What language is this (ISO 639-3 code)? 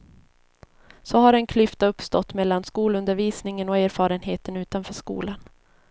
swe